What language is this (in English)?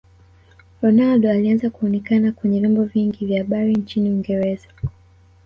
Swahili